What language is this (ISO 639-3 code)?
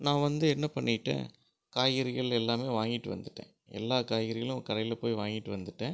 tam